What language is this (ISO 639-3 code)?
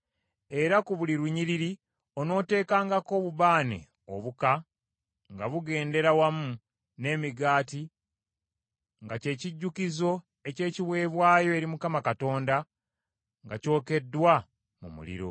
lug